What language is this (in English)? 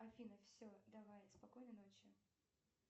Russian